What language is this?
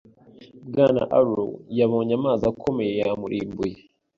Kinyarwanda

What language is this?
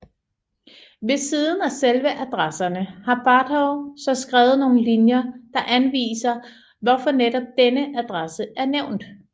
Danish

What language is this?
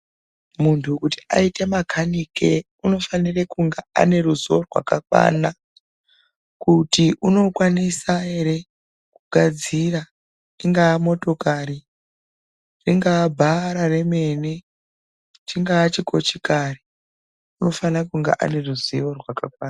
Ndau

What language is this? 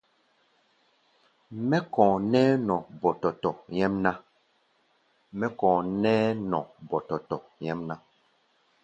Gbaya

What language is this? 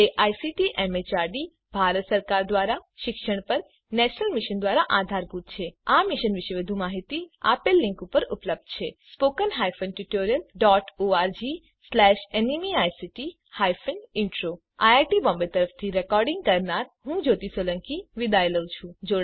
Gujarati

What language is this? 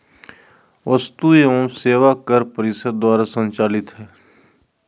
Magahi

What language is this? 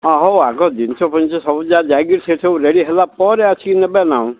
Odia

